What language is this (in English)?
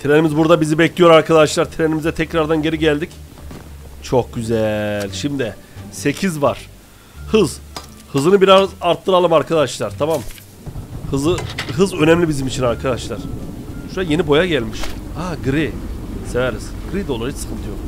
Turkish